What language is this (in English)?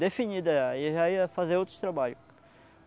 Portuguese